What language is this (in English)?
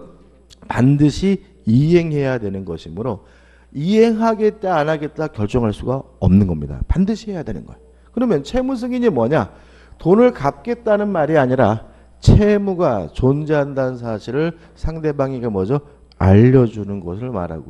Korean